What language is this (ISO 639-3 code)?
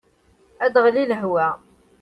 kab